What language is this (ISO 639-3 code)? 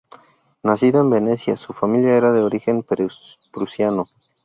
spa